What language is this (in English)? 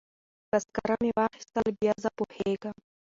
Pashto